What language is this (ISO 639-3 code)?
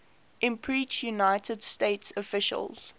eng